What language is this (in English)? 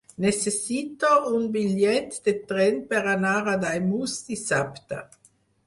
Catalan